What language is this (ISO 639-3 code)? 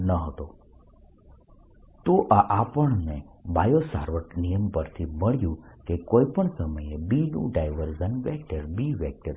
guj